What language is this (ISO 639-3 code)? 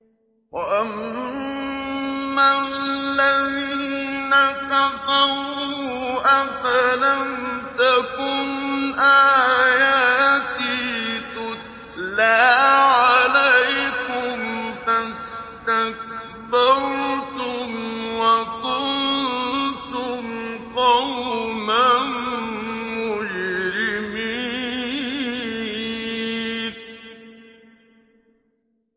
ara